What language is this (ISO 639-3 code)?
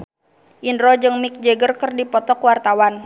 sun